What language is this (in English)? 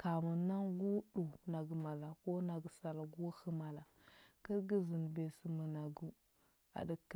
Huba